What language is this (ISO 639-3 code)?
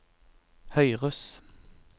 nor